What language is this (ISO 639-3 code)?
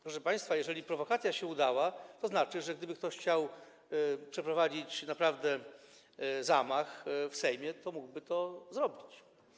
pol